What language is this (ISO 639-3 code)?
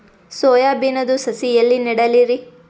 kan